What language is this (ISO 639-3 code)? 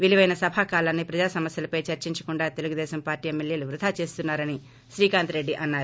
tel